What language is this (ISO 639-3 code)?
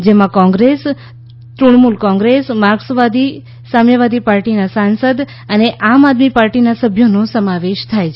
guj